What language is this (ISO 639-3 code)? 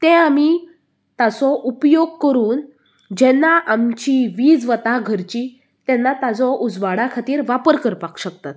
kok